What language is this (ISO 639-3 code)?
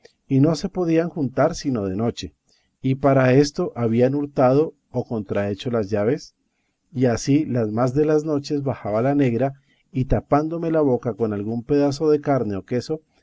spa